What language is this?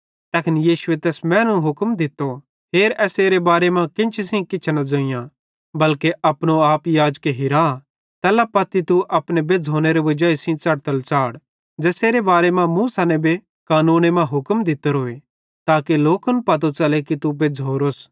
Bhadrawahi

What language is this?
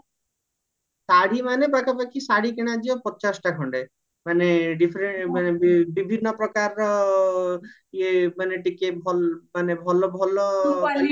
Odia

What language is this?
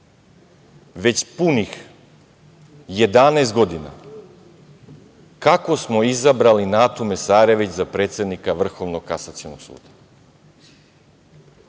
Serbian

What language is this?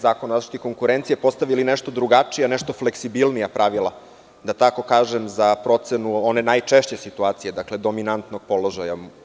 Serbian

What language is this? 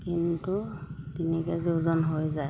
Assamese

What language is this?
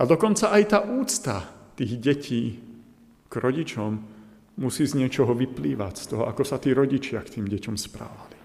Slovak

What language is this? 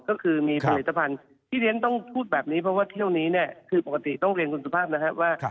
Thai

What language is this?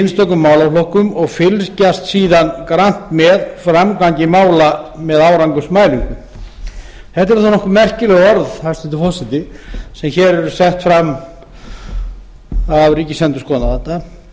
Icelandic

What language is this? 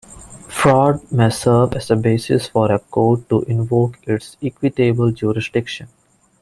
English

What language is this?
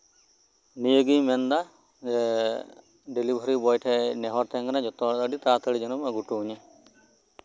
Santali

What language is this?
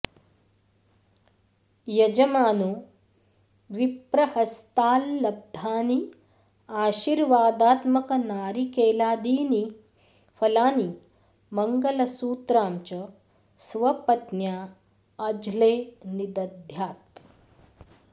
Sanskrit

